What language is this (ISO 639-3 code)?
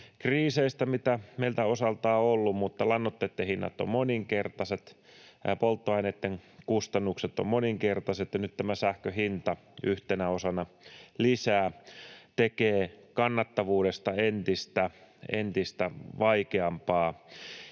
fin